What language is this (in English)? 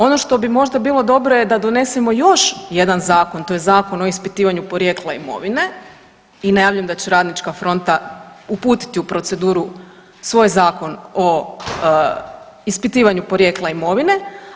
Croatian